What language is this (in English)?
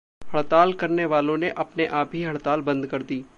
Hindi